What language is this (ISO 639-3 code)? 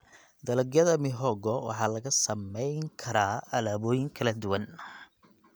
som